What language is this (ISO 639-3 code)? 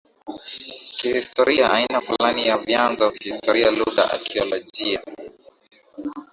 swa